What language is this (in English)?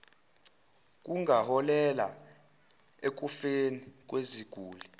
Zulu